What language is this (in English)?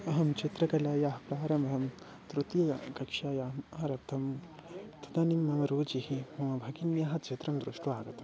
Sanskrit